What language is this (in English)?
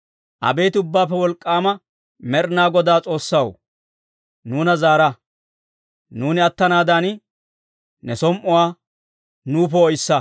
Dawro